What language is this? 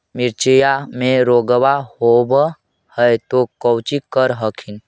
Magahi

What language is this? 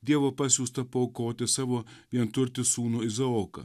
Lithuanian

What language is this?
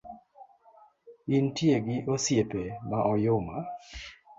Luo (Kenya and Tanzania)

